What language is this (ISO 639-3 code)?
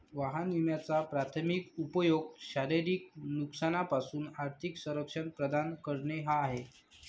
mar